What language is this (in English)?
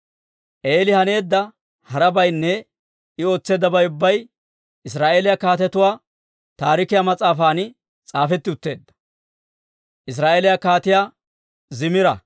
Dawro